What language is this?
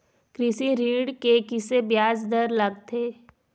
Chhattisgarhi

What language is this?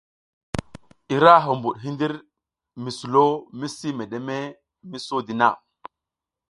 South Giziga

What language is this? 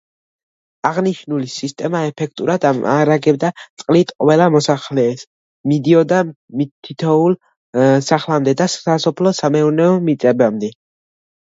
Georgian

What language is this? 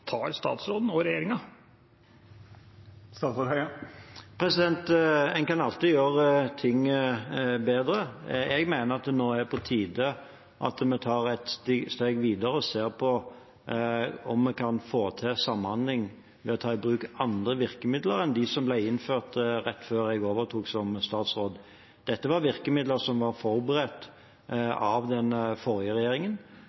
Norwegian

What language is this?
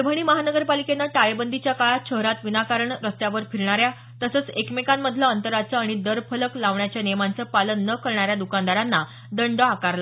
Marathi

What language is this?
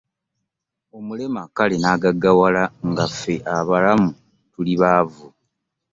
Ganda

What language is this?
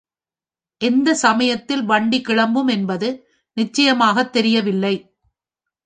Tamil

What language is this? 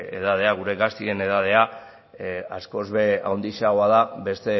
Basque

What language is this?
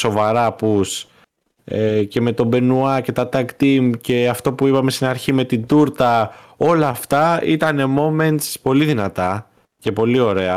Greek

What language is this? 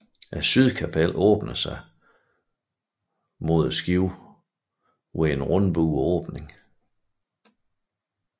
Danish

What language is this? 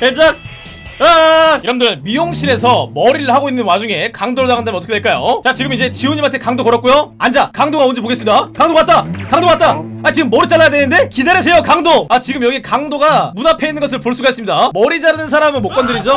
Korean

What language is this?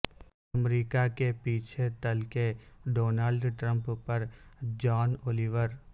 Urdu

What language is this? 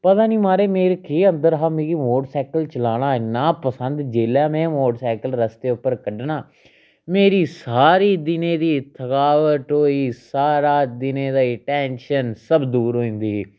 Dogri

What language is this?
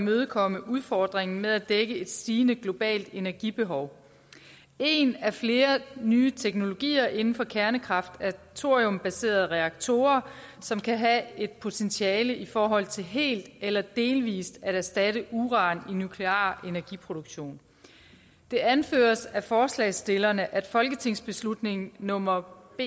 Danish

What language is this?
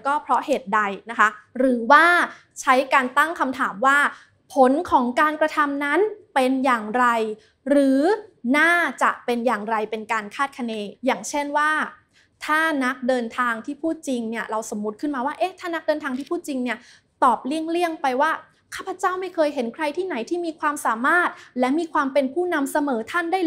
Thai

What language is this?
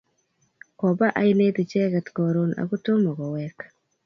Kalenjin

